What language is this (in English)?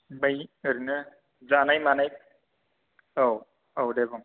Bodo